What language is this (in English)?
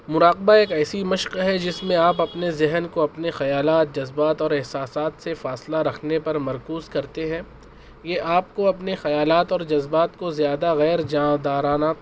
Urdu